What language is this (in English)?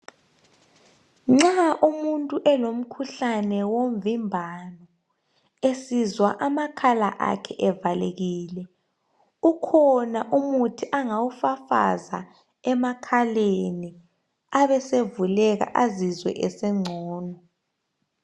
North Ndebele